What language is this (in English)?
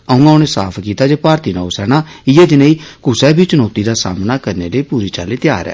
Dogri